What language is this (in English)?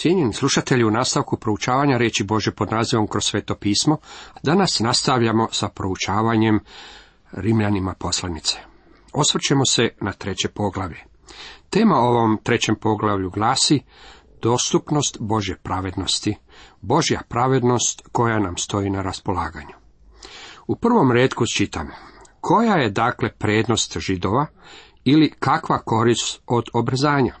Croatian